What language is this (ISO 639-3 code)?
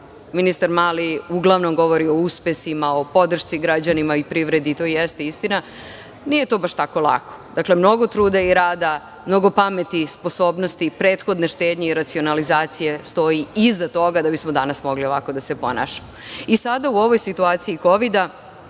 srp